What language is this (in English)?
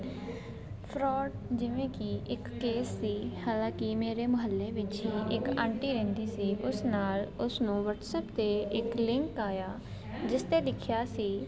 Punjabi